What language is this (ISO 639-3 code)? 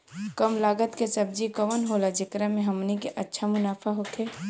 bho